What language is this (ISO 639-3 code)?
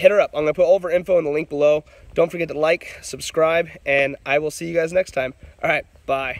eng